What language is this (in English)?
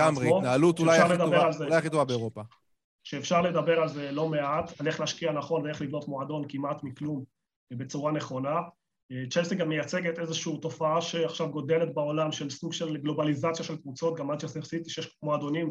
Hebrew